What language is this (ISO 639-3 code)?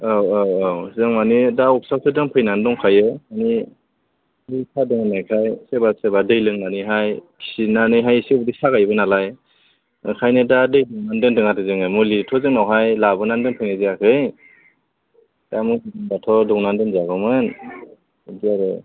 brx